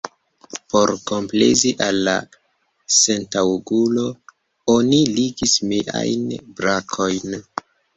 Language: Esperanto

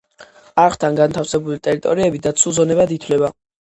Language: Georgian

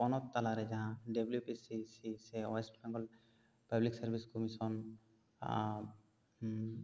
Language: Santali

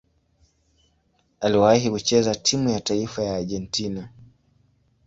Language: Swahili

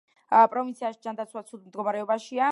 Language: Georgian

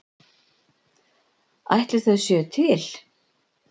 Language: Icelandic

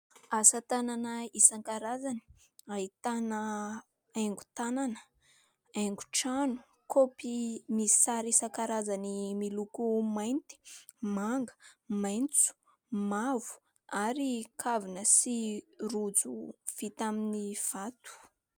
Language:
Malagasy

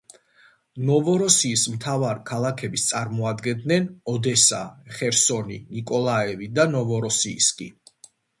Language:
Georgian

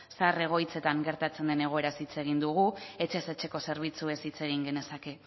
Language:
Basque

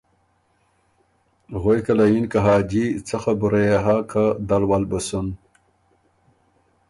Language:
Ormuri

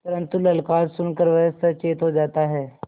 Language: Hindi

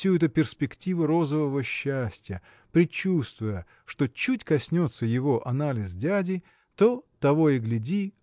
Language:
Russian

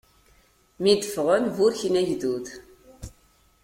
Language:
Kabyle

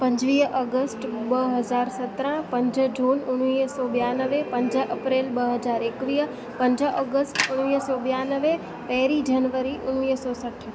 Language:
Sindhi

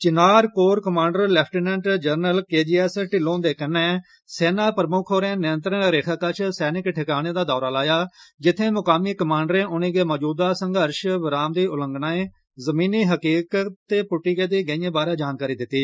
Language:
Dogri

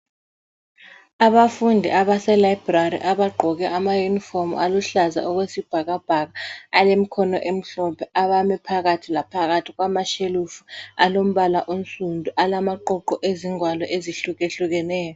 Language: North Ndebele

